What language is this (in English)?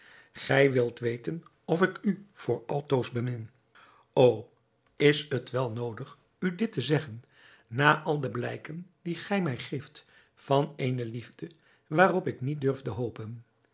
Dutch